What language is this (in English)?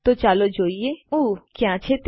Gujarati